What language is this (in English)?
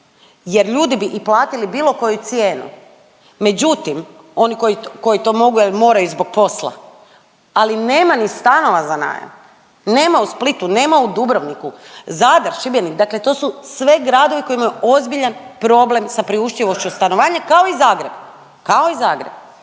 Croatian